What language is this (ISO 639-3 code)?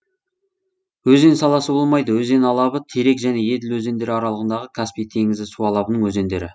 kaz